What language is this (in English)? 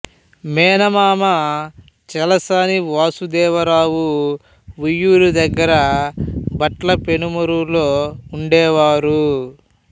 Telugu